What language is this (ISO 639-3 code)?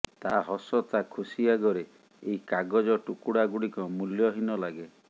ori